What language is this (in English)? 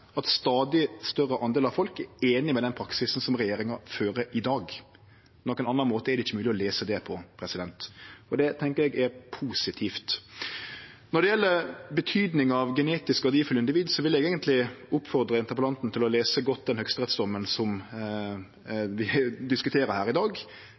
Norwegian Nynorsk